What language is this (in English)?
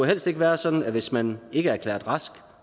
Danish